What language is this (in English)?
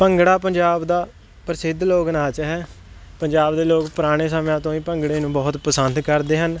Punjabi